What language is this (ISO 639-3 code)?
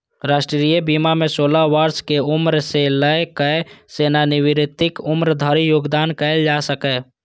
mai